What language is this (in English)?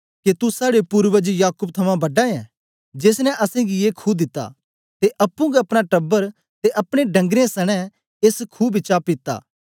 Dogri